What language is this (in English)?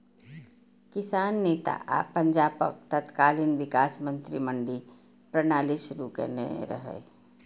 Maithili